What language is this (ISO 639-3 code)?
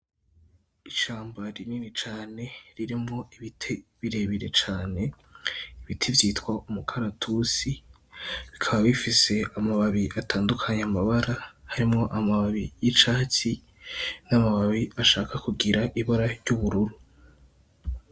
run